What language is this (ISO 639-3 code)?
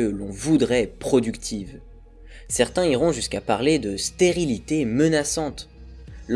fra